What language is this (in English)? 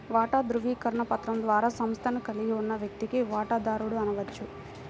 Telugu